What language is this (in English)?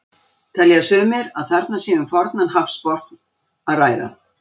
Icelandic